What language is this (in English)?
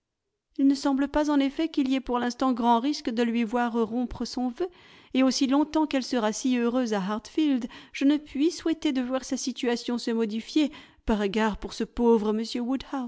French